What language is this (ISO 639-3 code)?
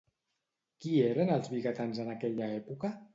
cat